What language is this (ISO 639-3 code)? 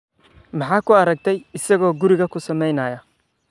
som